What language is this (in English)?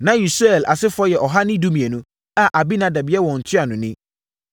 Akan